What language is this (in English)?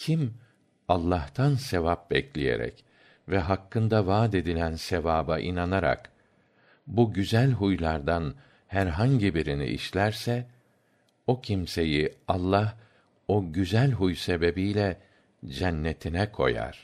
Turkish